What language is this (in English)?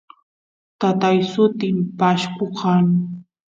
Santiago del Estero Quichua